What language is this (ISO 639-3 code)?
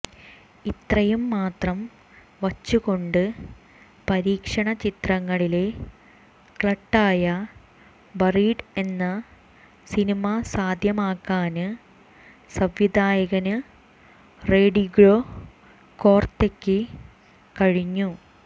mal